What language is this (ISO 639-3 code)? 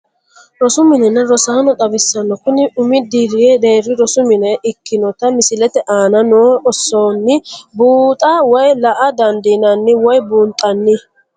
sid